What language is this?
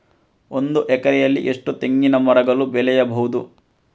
Kannada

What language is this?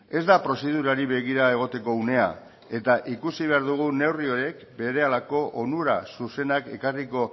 Basque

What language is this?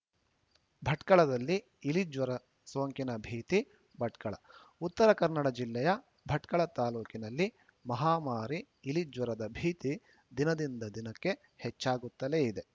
Kannada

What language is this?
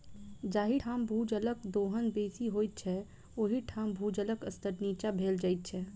Maithili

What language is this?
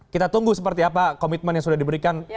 Indonesian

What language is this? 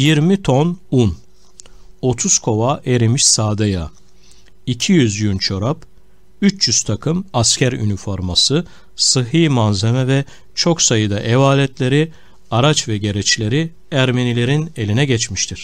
Turkish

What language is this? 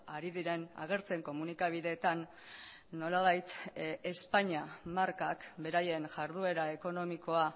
Basque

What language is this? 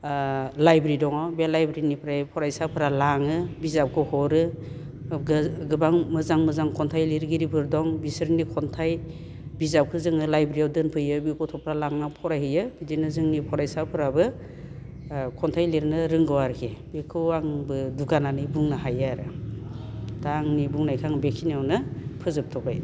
Bodo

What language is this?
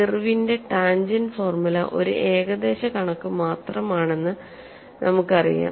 Malayalam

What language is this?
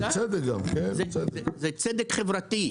Hebrew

